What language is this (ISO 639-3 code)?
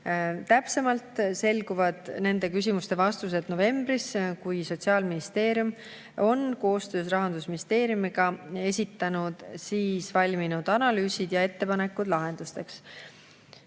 est